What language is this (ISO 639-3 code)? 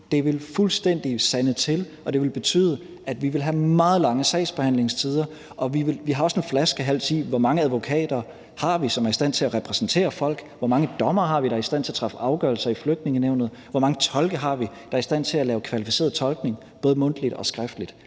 dan